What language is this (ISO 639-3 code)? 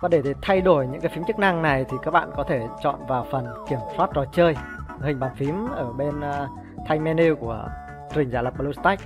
vie